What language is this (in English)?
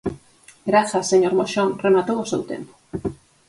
Galician